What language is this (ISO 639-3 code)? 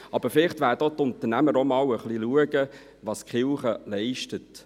gsw